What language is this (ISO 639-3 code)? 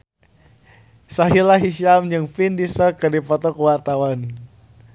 sun